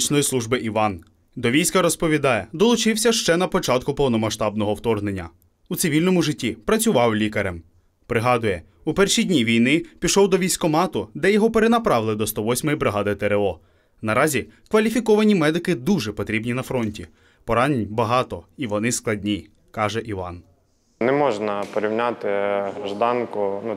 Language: Ukrainian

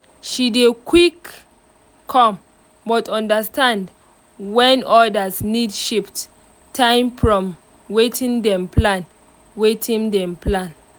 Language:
Nigerian Pidgin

